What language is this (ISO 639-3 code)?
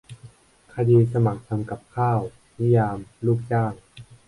tha